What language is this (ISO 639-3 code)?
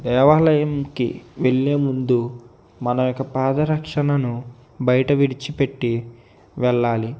tel